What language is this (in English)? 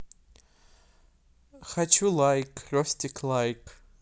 Russian